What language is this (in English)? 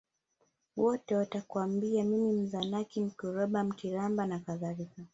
Swahili